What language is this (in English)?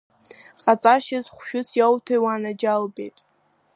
Abkhazian